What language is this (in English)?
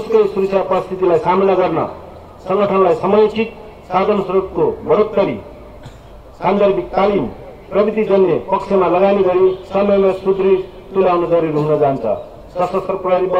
Portuguese